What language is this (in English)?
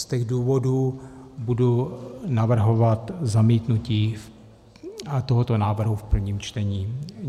Czech